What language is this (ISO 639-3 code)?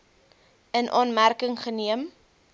afr